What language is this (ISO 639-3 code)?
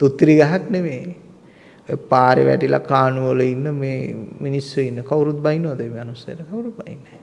sin